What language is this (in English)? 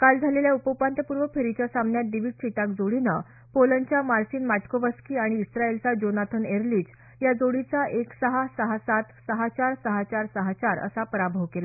Marathi